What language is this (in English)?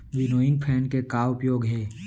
Chhattisgarhi